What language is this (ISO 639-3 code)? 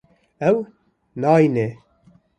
kur